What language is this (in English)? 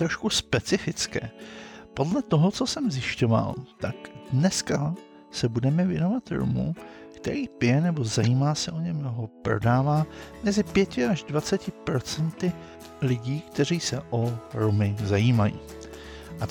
Czech